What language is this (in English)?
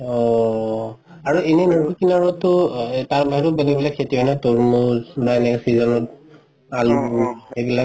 Assamese